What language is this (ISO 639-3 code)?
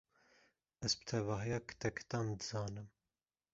kur